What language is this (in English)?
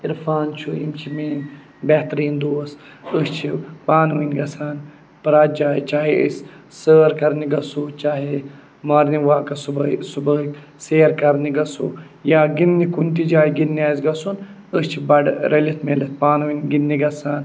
Kashmiri